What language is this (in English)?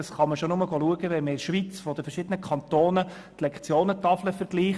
Swiss German